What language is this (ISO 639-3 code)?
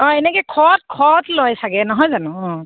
asm